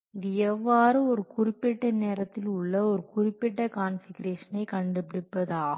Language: Tamil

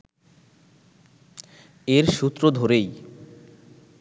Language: Bangla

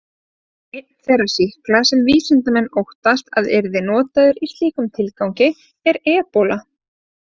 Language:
Icelandic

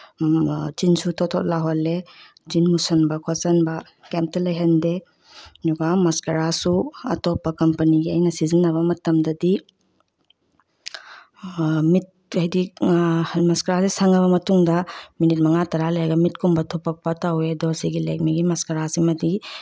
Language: Manipuri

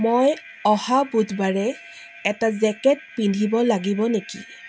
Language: Assamese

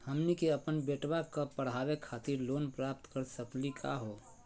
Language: Magahi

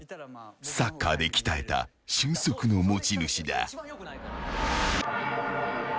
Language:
Japanese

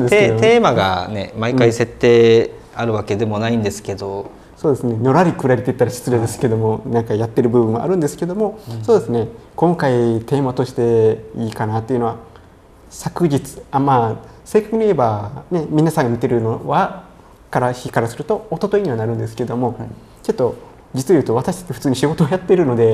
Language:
Japanese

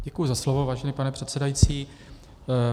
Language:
Czech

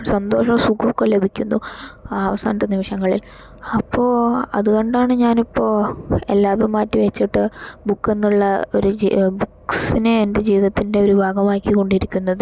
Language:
Malayalam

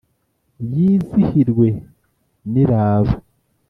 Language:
Kinyarwanda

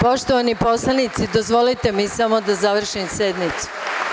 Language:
Serbian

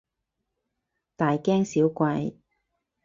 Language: Cantonese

